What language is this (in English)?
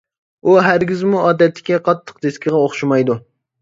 Uyghur